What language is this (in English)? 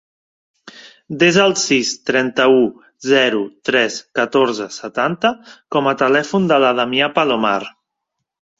Catalan